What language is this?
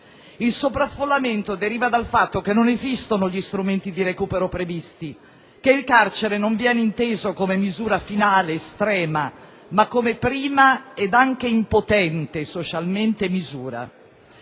Italian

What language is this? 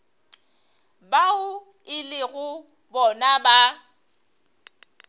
Northern Sotho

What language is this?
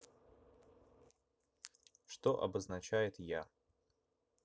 Russian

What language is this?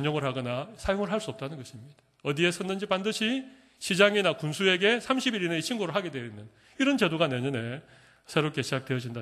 Korean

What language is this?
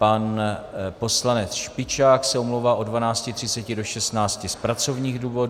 Czech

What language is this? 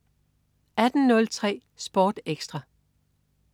Danish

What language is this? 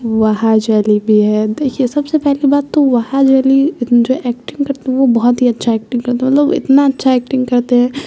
Urdu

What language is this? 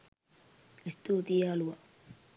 Sinhala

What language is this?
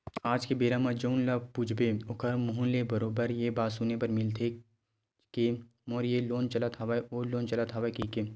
Chhattisgarhi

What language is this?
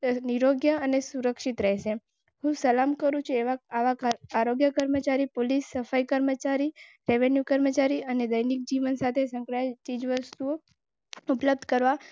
Gujarati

